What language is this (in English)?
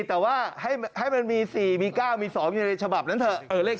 Thai